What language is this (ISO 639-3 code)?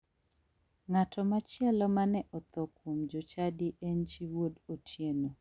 luo